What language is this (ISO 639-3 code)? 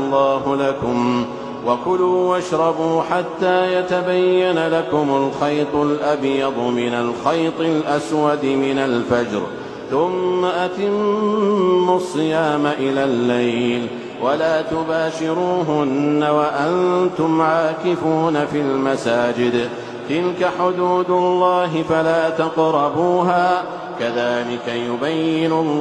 ara